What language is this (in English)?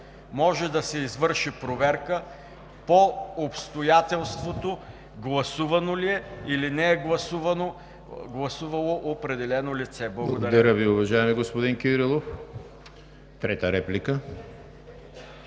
Bulgarian